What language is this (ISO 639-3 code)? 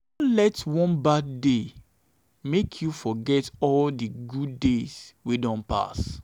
pcm